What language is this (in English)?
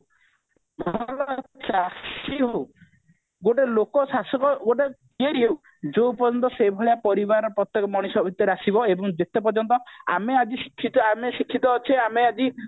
Odia